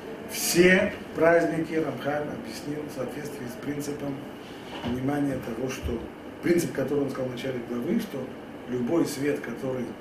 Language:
Russian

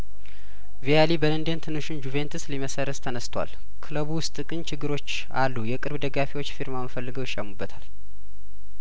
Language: Amharic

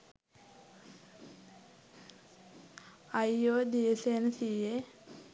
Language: Sinhala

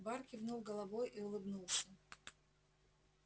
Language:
Russian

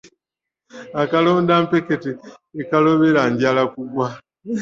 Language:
Ganda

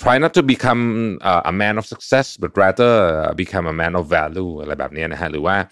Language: Thai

